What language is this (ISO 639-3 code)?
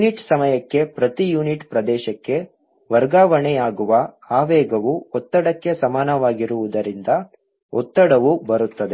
kan